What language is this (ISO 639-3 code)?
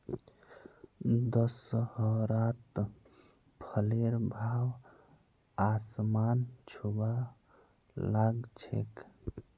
mag